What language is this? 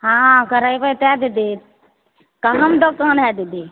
Maithili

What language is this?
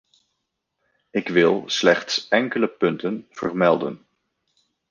Dutch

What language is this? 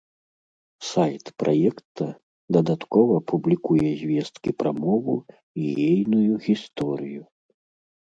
Belarusian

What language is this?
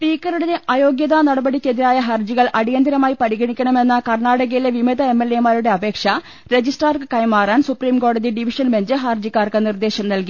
Malayalam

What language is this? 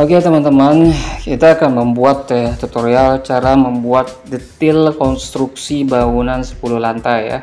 Indonesian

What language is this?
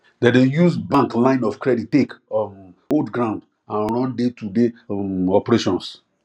Nigerian Pidgin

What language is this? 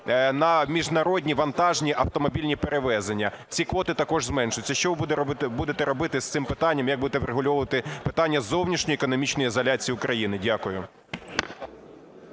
Ukrainian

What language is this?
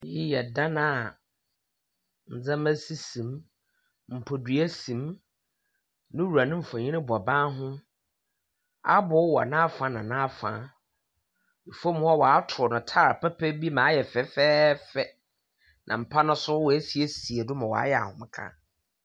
Akan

